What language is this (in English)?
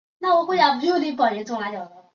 Chinese